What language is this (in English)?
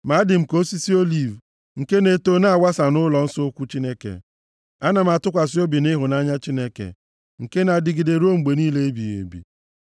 Igbo